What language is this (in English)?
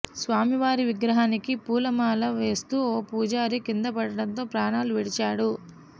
Telugu